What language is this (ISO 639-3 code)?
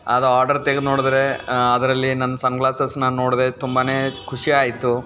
kan